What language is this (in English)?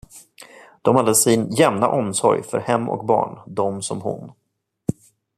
Swedish